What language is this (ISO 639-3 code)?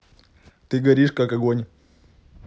rus